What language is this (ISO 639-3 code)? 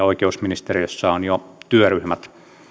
fin